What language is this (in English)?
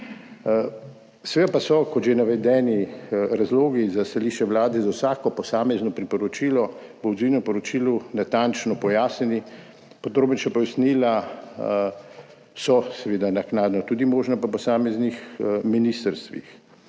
Slovenian